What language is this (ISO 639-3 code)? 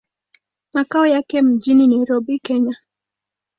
swa